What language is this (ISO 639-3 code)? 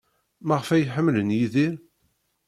kab